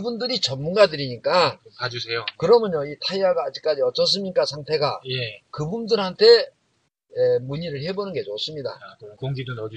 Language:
Korean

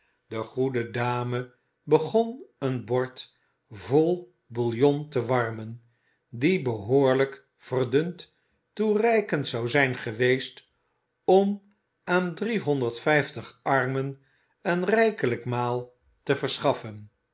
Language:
Dutch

